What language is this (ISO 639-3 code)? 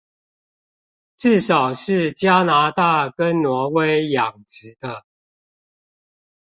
zho